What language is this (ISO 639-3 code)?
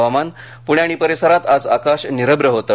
mar